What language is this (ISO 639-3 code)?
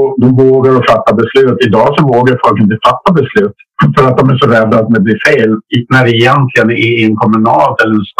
swe